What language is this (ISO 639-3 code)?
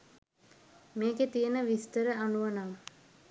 sin